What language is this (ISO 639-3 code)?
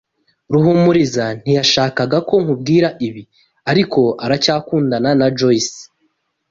kin